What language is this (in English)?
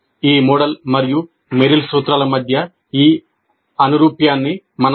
Telugu